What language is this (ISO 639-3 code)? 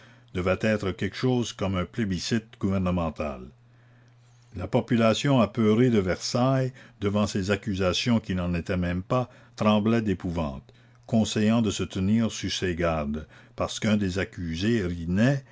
fra